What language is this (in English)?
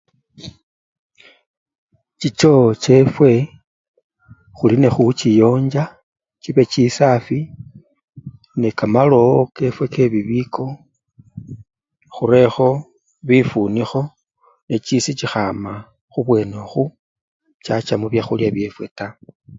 Luyia